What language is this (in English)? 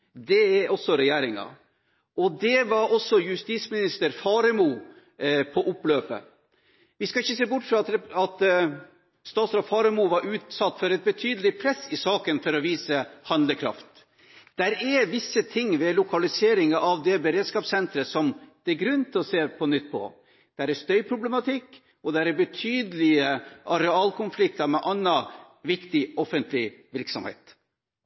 Norwegian Bokmål